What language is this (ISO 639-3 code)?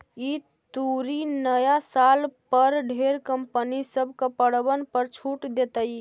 mag